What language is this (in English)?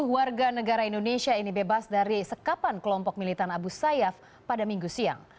Indonesian